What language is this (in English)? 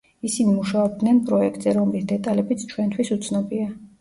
Georgian